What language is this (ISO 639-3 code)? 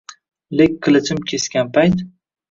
uzb